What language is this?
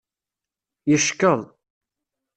Kabyle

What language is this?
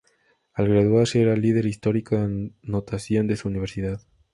Spanish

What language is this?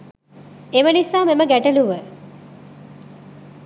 Sinhala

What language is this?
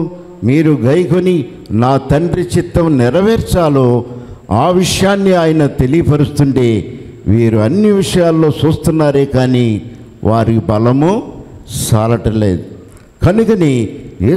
Telugu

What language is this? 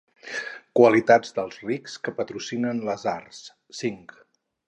Catalan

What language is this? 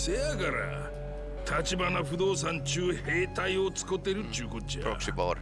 Japanese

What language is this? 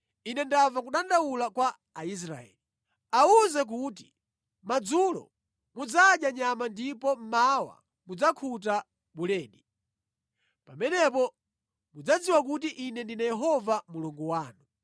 Nyanja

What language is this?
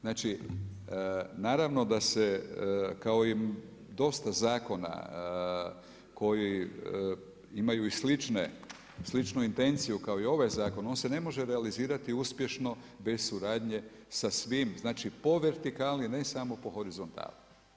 Croatian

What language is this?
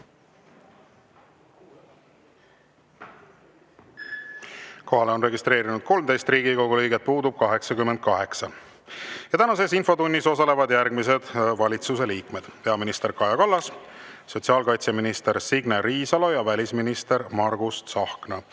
Estonian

